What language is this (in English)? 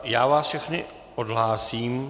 Czech